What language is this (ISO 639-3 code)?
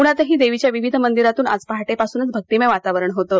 mar